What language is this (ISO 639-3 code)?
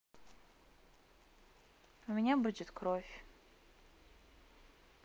rus